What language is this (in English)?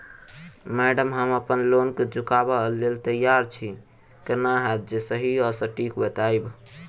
Maithili